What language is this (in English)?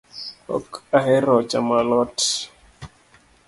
Luo (Kenya and Tanzania)